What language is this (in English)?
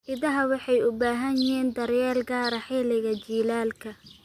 Somali